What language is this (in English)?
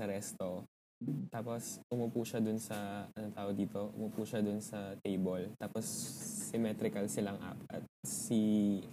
Filipino